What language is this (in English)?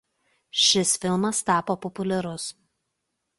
Lithuanian